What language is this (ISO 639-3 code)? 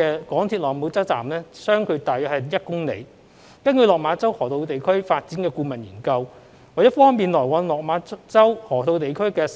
yue